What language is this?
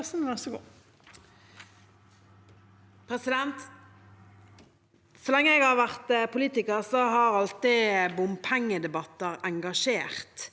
Norwegian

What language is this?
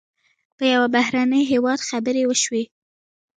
Pashto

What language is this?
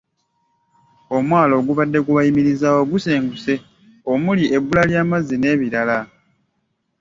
Ganda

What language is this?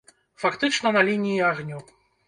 Belarusian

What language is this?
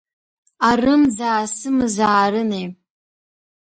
Abkhazian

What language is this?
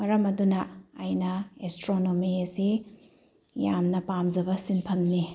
Manipuri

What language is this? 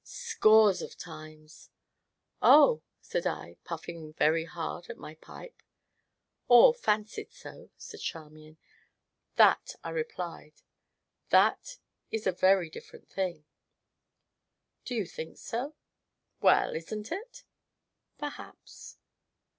English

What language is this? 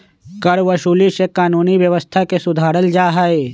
Magahi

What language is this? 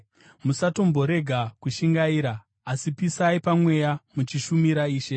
Shona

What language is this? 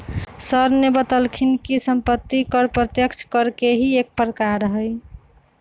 Magahi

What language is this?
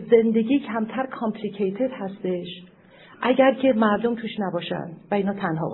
Persian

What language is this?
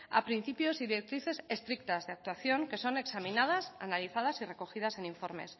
Spanish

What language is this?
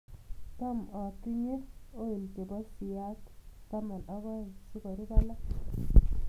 Kalenjin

